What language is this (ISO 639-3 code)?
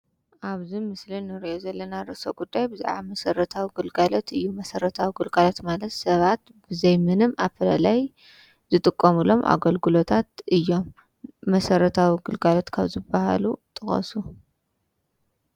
tir